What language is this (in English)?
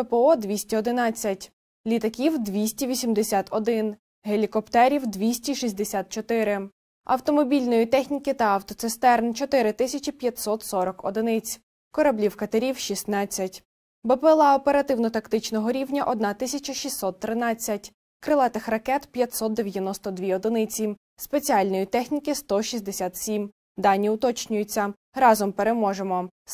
Ukrainian